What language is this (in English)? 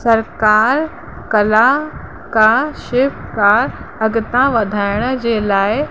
Sindhi